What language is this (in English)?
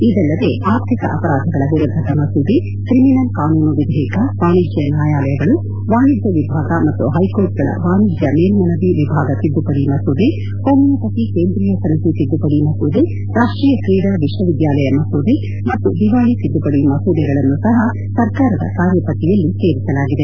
Kannada